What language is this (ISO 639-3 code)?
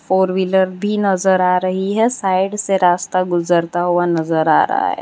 hin